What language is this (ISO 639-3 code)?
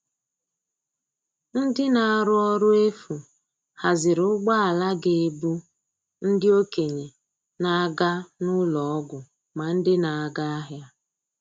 ibo